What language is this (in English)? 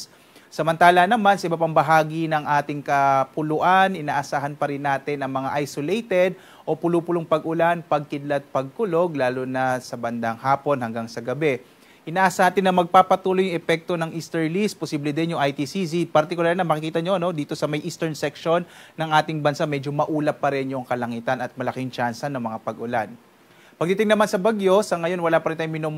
Filipino